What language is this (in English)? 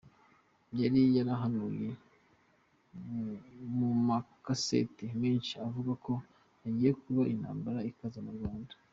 Kinyarwanda